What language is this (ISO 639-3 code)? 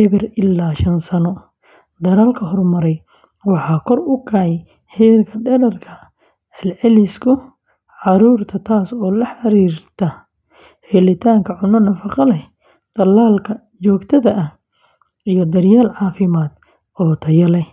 som